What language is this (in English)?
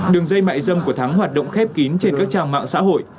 Vietnamese